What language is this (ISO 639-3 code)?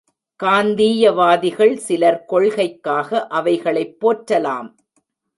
tam